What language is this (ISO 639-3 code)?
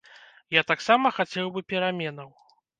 bel